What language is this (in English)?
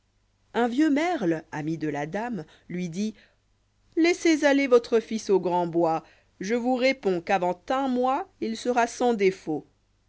French